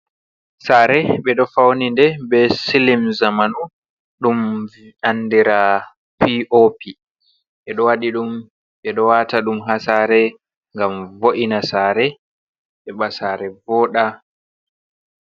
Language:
Fula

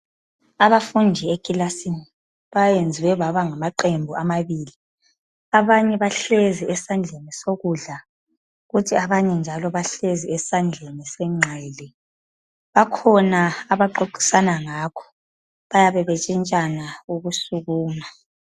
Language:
North Ndebele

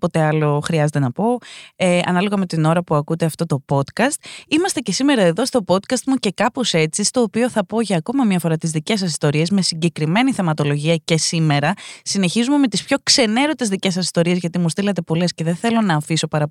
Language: Greek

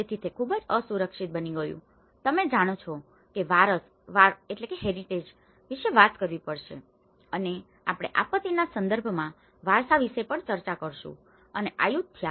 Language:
Gujarati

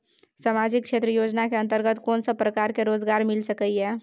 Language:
Maithili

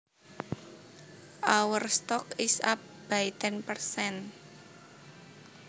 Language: Javanese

